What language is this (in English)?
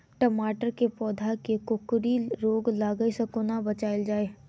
Maithili